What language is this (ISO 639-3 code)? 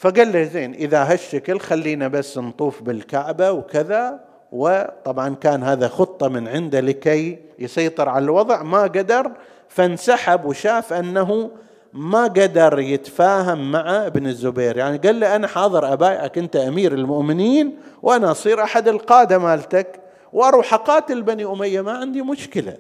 ara